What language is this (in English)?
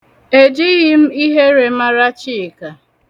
Igbo